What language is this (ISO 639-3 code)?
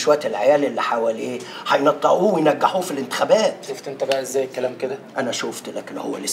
ara